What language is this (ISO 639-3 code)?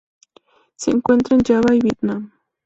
spa